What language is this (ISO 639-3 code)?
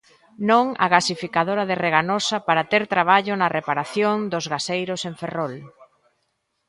glg